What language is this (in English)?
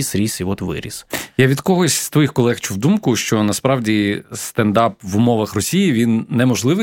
Ukrainian